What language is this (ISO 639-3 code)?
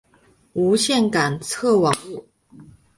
zho